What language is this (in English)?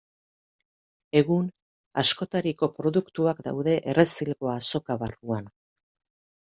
Basque